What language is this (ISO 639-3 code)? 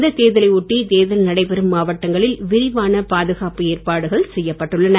tam